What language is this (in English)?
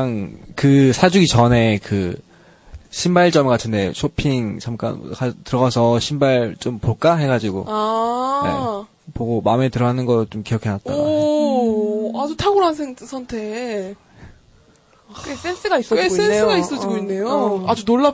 Korean